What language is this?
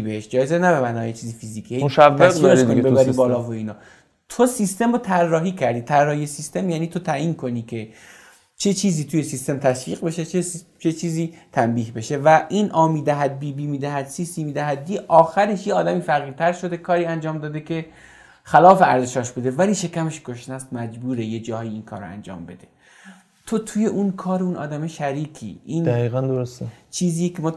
Persian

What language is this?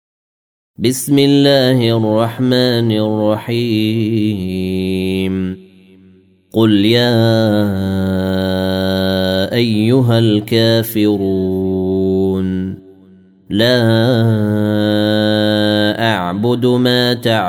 Arabic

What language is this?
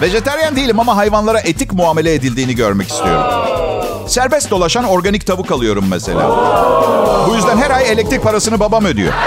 Turkish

